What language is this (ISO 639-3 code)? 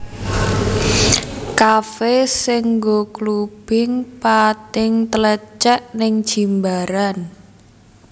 jav